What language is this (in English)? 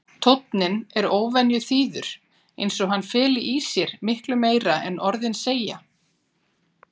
Icelandic